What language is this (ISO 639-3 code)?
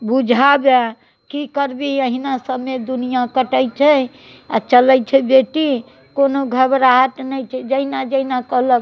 mai